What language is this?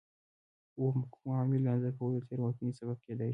Pashto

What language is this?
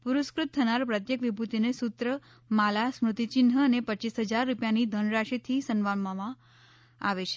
Gujarati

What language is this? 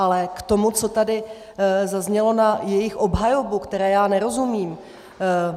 Czech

